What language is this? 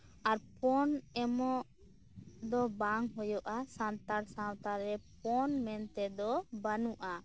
Santali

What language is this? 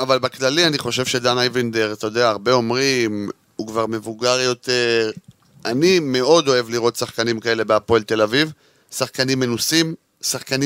Hebrew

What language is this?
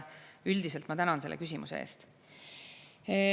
Estonian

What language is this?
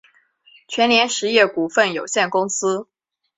Chinese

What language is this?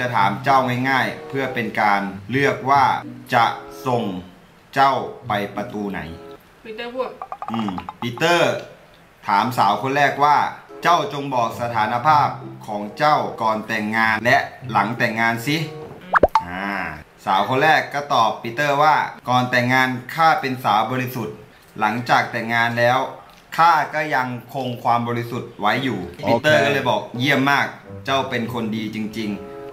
Thai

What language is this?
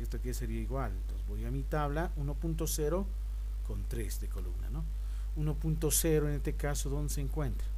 Spanish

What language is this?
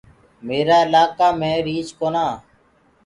Gurgula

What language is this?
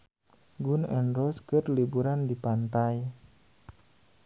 Sundanese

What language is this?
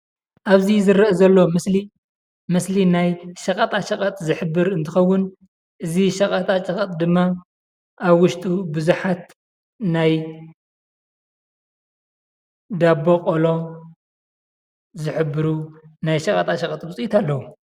Tigrinya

